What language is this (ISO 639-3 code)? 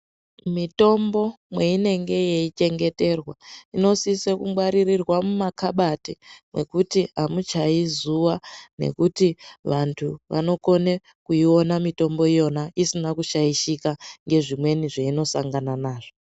ndc